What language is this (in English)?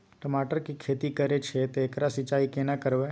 Maithili